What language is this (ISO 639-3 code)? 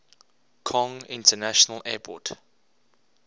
eng